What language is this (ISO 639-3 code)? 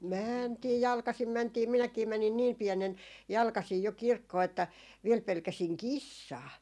fin